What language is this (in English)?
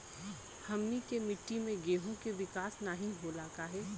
Bhojpuri